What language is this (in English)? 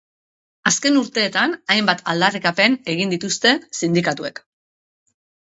Basque